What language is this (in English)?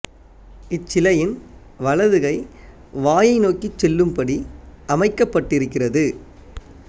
Tamil